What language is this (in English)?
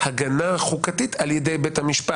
Hebrew